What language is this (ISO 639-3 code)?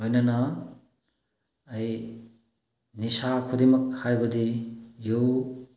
mni